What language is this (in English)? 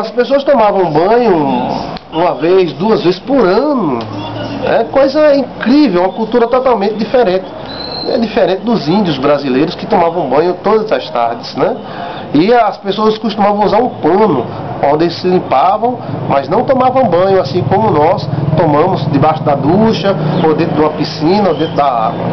Portuguese